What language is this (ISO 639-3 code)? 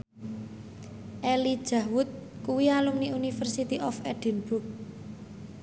jav